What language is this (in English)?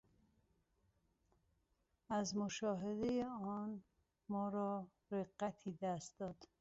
Persian